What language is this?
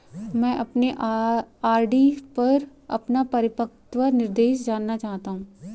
Hindi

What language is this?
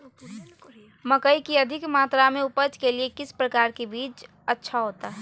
Magahi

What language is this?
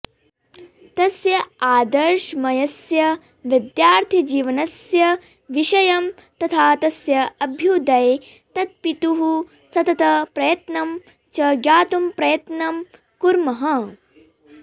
Sanskrit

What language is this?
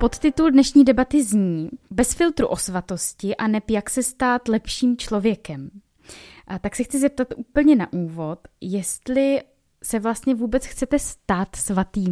Czech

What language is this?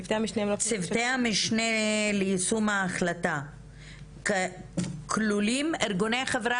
Hebrew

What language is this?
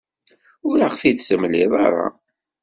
Kabyle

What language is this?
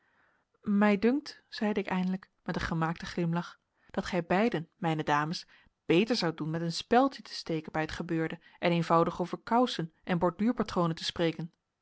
Dutch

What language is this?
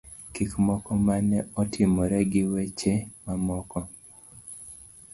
Luo (Kenya and Tanzania)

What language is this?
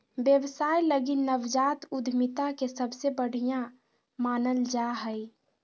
Magahi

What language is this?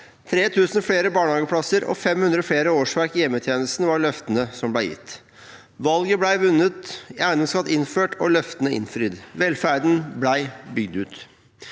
Norwegian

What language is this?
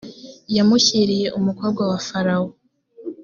Kinyarwanda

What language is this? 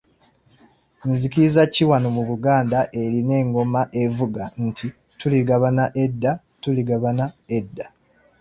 Ganda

